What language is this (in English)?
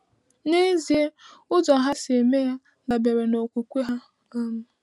Igbo